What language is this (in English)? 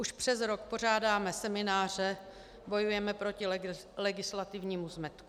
Czech